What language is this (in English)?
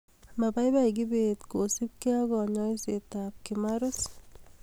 Kalenjin